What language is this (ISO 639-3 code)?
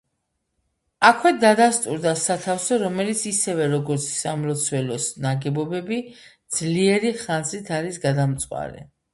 kat